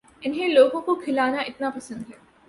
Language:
Urdu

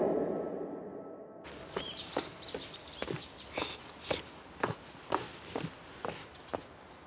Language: Japanese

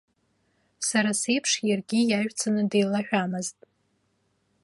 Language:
Abkhazian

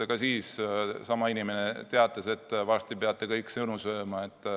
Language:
Estonian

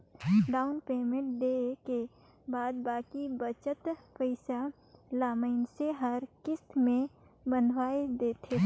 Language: Chhattisgarhi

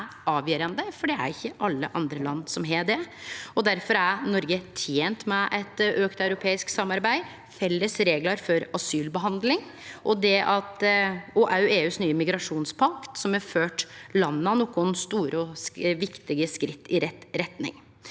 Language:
Norwegian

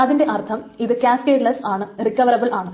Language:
Malayalam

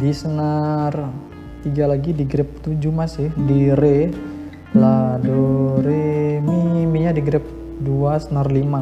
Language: Indonesian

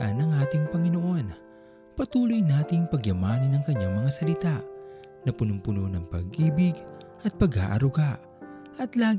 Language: Filipino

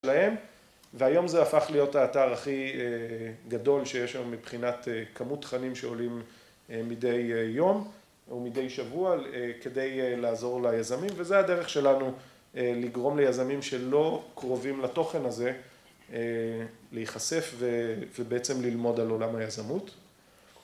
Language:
Hebrew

